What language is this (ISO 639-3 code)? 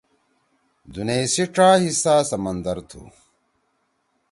trw